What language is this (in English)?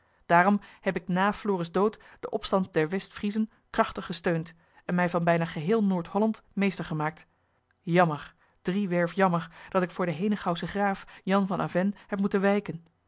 Dutch